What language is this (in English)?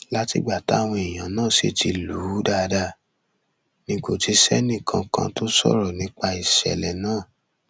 Yoruba